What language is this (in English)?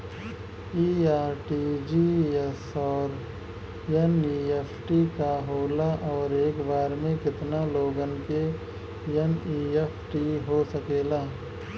Bhojpuri